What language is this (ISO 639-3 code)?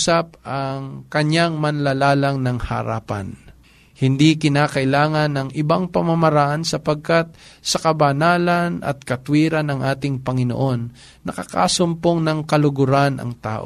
fil